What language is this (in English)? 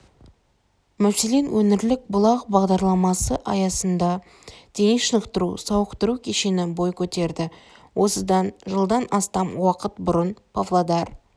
Kazakh